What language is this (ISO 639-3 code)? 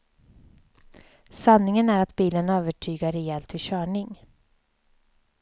swe